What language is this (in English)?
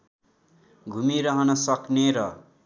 Nepali